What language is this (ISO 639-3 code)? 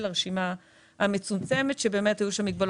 heb